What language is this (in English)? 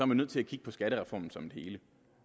Danish